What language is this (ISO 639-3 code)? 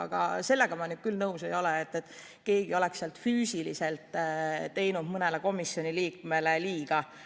est